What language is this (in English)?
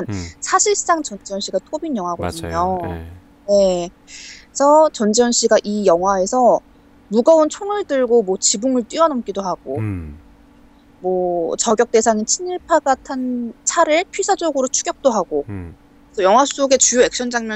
Korean